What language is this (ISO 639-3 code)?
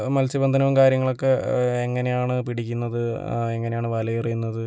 mal